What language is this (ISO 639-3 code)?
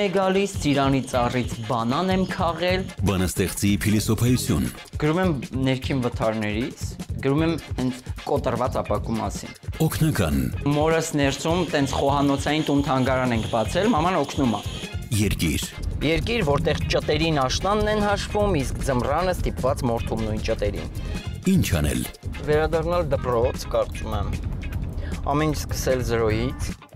ron